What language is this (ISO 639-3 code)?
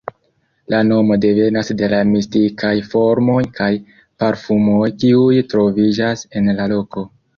epo